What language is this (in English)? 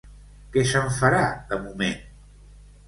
Catalan